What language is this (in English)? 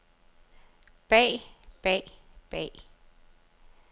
Danish